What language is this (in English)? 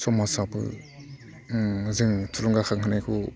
Bodo